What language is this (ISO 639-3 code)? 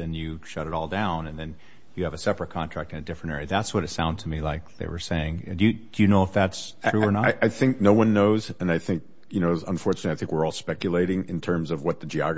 eng